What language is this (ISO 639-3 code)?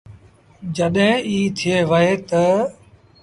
sbn